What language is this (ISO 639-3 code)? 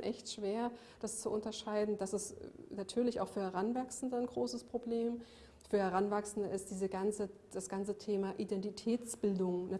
deu